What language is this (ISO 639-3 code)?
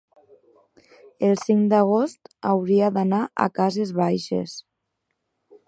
cat